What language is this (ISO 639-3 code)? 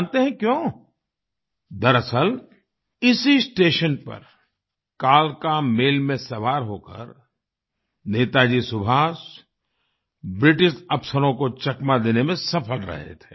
hin